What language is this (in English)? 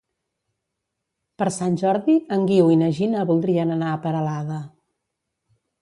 Catalan